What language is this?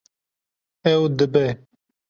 Kurdish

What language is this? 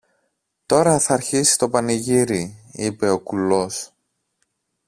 Greek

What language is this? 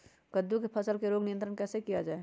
Magahi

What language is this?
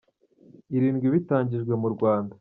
Kinyarwanda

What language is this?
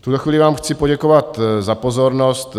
Czech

